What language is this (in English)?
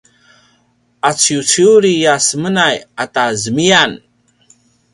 Paiwan